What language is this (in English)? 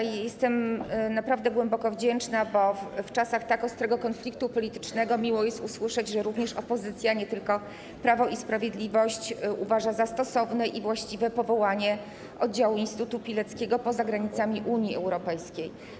Polish